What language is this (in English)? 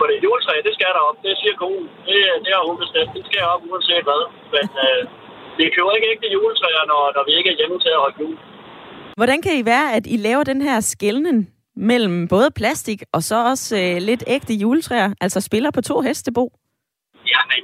Danish